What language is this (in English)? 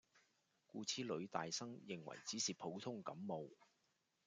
Cantonese